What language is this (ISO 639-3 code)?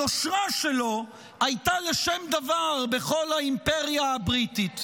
heb